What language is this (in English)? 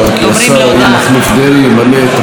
Hebrew